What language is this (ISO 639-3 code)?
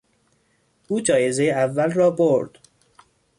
fas